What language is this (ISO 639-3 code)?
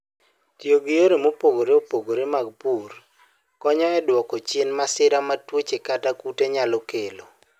luo